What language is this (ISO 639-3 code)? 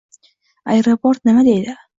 uzb